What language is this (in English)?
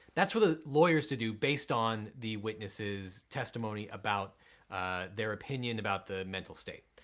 English